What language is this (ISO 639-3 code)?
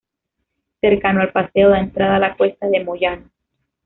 spa